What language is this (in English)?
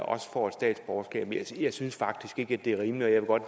Danish